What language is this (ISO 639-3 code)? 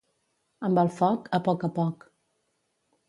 cat